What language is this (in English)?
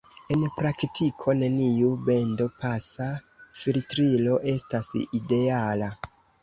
Esperanto